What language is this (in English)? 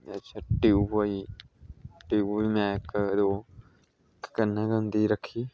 Dogri